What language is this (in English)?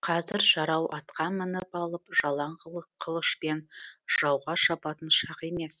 Kazakh